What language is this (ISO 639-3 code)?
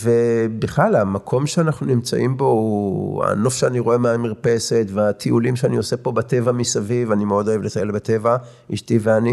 heb